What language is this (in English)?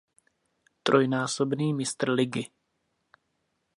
Czech